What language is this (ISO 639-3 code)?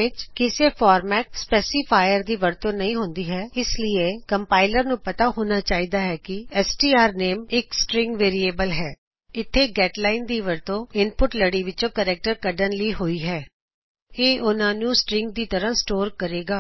pan